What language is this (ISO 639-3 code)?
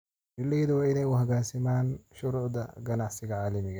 som